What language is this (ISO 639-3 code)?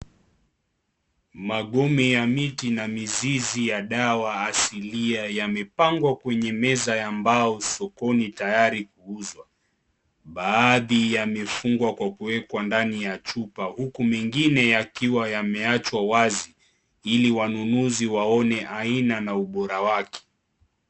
swa